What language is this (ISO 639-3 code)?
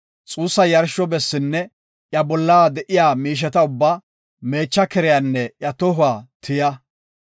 gof